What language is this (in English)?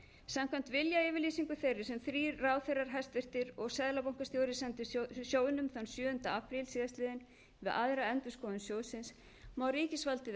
Icelandic